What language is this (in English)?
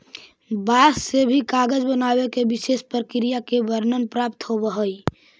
Magahi